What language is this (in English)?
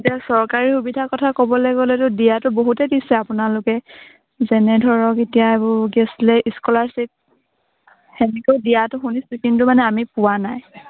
Assamese